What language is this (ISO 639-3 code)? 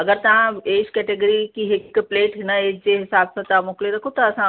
snd